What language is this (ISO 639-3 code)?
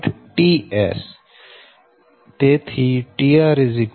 guj